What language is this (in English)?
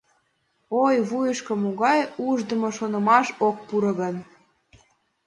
Mari